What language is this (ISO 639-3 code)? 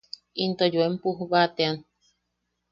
yaq